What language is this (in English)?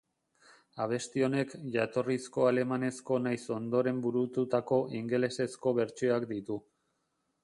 Basque